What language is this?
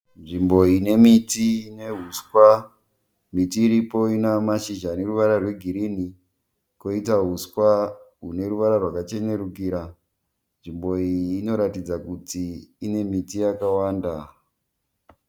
Shona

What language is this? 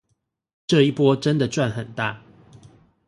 Chinese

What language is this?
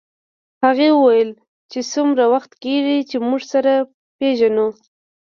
Pashto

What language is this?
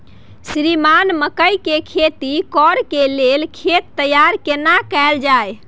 Maithili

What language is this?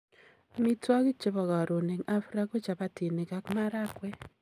Kalenjin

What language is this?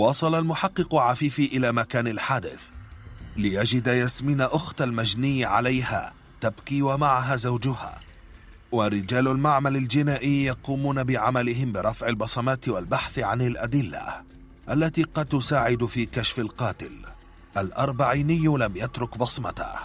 Arabic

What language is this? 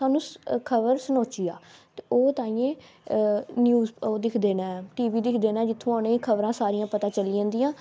Dogri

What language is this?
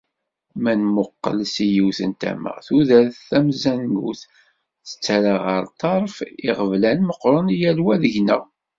Kabyle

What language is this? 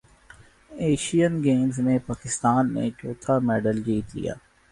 Urdu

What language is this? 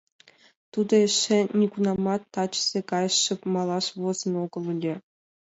Mari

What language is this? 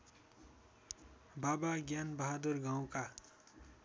Nepali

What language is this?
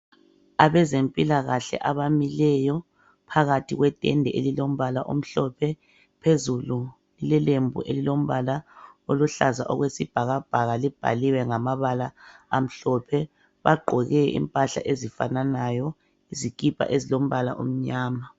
North Ndebele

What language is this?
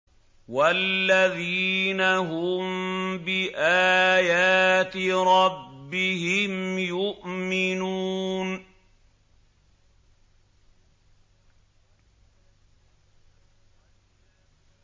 Arabic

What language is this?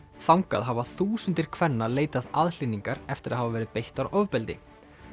Icelandic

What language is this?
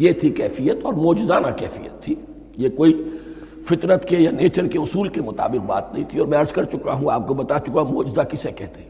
Urdu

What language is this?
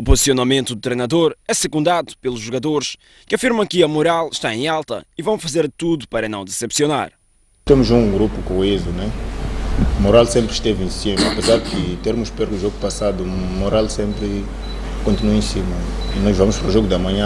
Portuguese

